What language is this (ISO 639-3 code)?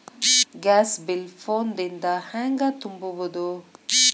kan